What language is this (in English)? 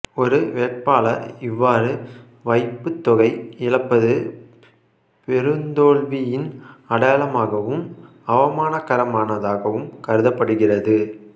Tamil